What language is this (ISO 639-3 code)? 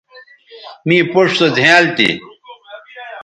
btv